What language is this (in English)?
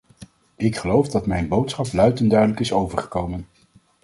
Dutch